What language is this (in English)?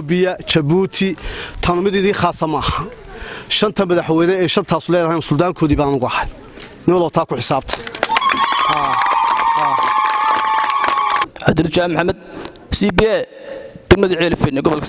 Arabic